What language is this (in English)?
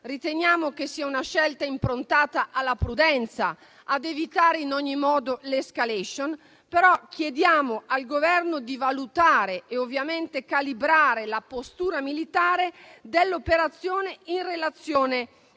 Italian